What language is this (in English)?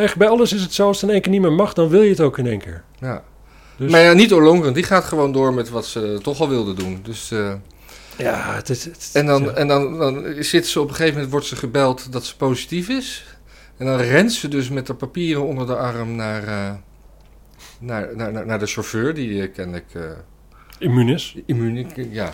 Dutch